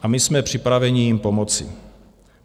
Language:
Czech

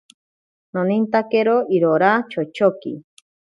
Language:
Ashéninka Perené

